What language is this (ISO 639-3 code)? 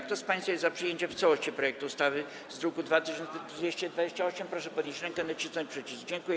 pol